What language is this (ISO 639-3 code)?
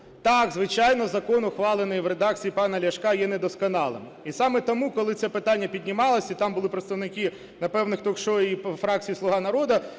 ukr